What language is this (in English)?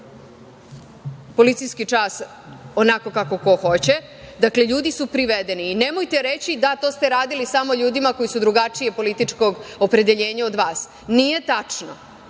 Serbian